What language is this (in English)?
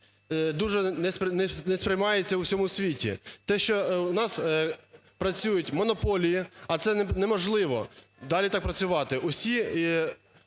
Ukrainian